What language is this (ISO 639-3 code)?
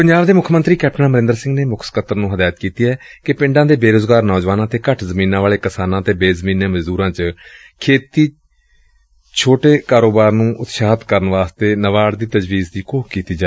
pan